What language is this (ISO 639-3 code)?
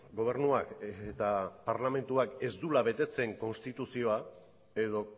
eus